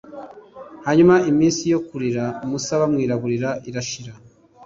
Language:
Kinyarwanda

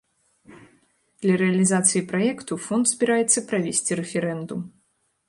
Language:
Belarusian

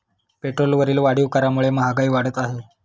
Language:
Marathi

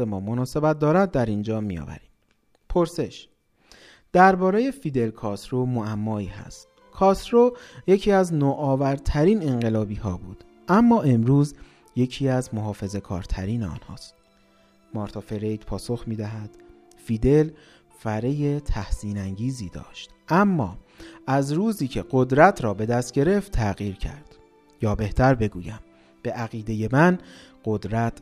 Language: Persian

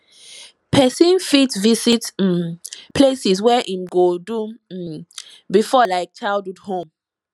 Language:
Nigerian Pidgin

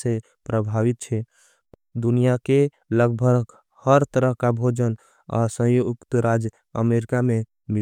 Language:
Angika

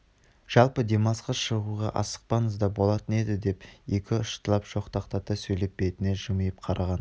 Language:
Kazakh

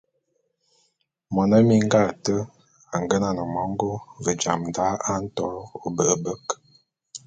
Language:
Bulu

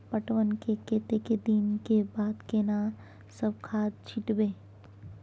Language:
Maithili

